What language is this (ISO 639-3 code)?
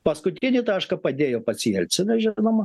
lit